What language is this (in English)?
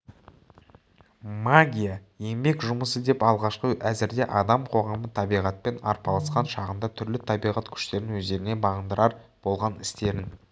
Kazakh